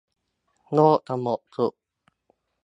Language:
Thai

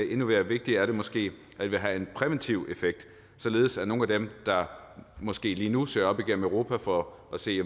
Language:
Danish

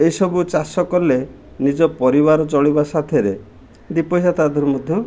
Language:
Odia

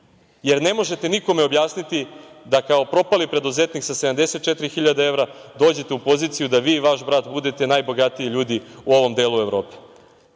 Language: Serbian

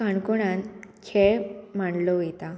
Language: Konkani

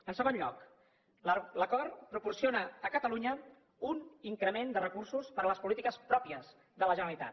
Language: Catalan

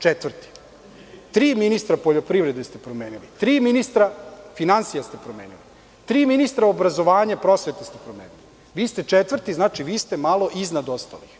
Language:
Serbian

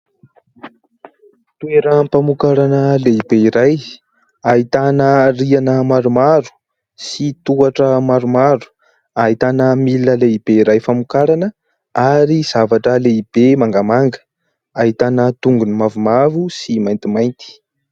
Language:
Malagasy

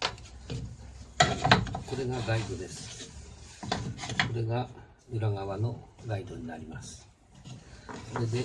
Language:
Japanese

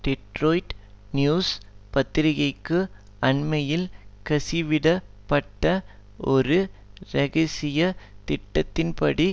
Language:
Tamil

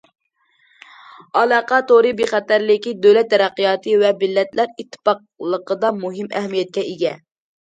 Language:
Uyghur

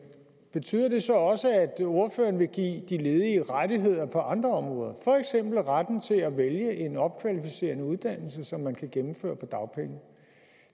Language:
Danish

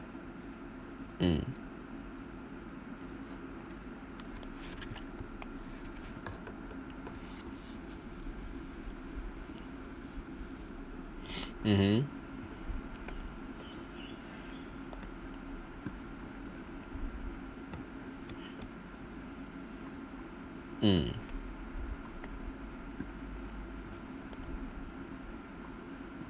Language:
English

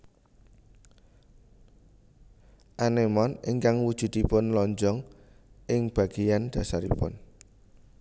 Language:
Javanese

